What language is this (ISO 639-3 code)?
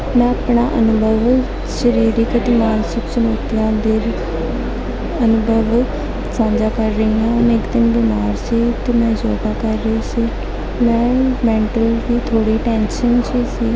pan